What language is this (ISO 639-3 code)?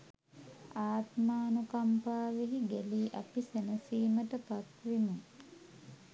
sin